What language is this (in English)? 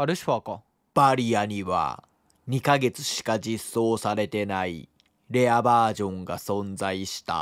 Japanese